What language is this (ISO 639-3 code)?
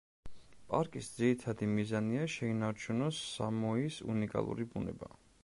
kat